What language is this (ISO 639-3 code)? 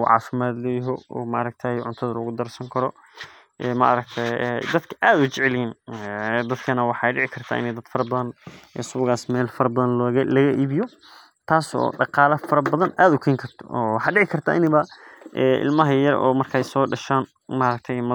som